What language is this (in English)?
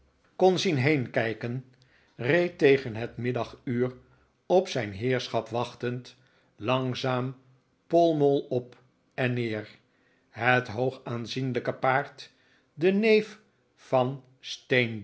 Dutch